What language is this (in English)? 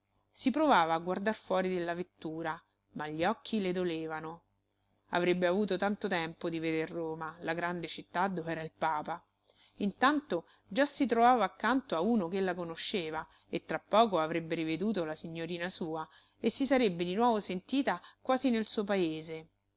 Italian